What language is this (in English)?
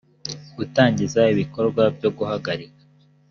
Kinyarwanda